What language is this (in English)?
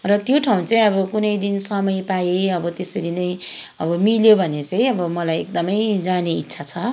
Nepali